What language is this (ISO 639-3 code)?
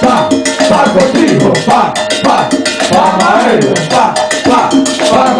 ara